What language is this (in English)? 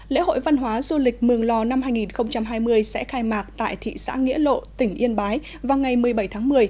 Vietnamese